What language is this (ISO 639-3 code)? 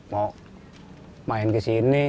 ind